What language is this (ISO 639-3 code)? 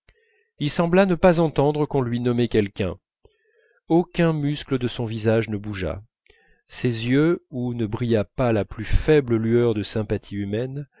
fra